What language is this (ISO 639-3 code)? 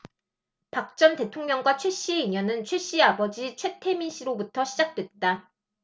kor